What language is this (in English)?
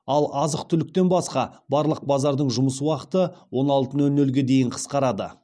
Kazakh